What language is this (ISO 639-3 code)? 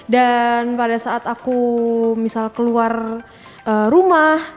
ind